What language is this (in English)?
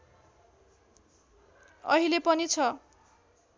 Nepali